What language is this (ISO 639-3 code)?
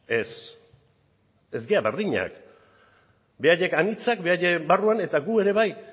eus